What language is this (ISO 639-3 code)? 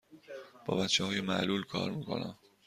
fas